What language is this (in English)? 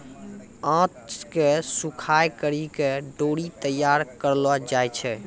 Maithili